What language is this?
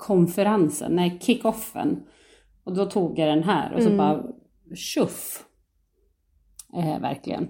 Swedish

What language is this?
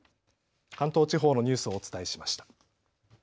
Japanese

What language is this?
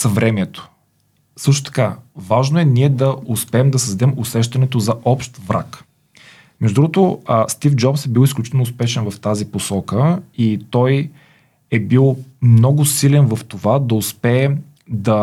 Bulgarian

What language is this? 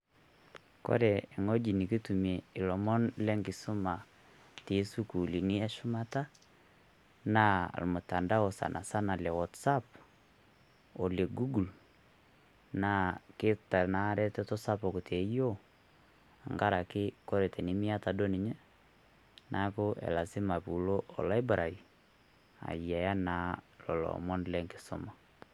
Masai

